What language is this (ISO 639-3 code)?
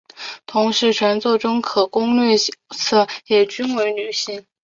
zho